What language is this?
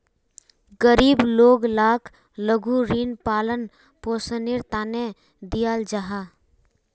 Magahi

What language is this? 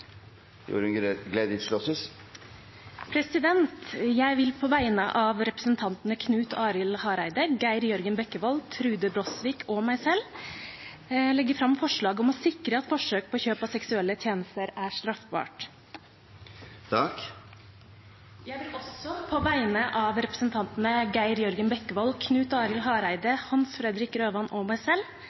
Norwegian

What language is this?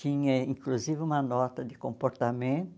Portuguese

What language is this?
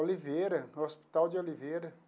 Portuguese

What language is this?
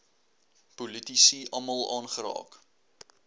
Afrikaans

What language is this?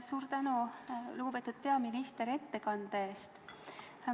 Estonian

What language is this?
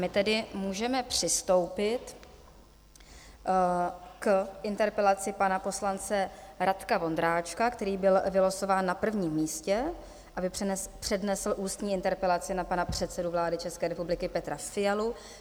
Czech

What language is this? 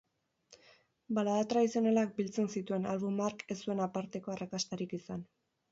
Basque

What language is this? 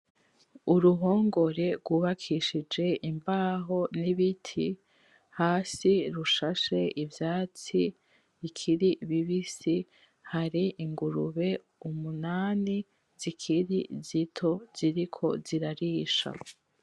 Rundi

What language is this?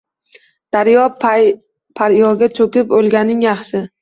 Uzbek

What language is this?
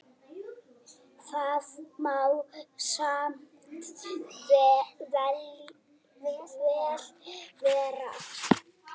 Icelandic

